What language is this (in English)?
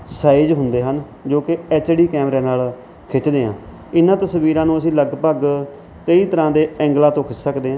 Punjabi